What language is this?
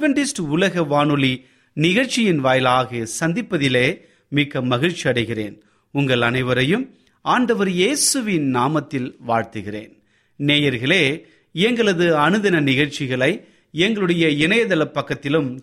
Tamil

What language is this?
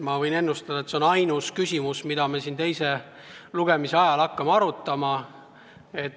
Estonian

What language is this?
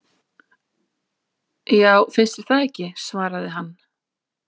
Icelandic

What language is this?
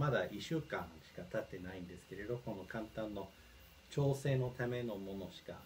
Japanese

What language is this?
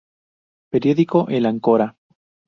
Spanish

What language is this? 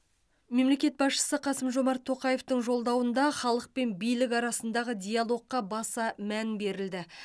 Kazakh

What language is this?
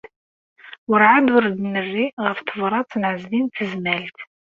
Kabyle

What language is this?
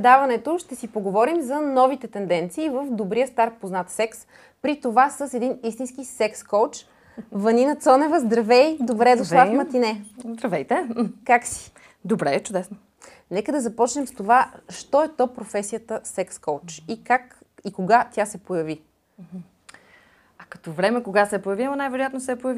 Bulgarian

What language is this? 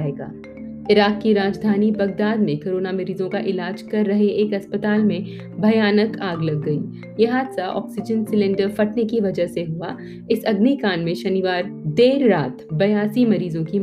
Hindi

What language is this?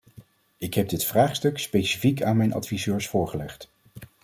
Dutch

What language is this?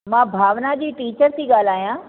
Sindhi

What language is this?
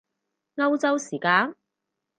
Cantonese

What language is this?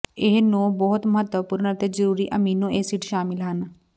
Punjabi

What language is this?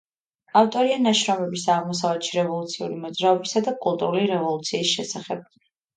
Georgian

